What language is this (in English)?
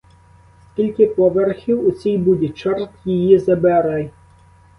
Ukrainian